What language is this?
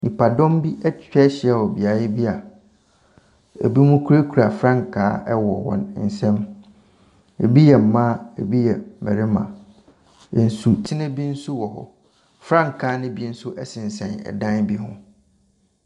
Akan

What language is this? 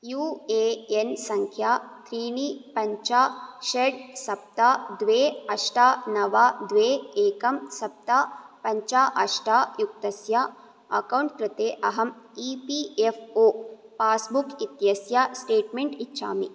Sanskrit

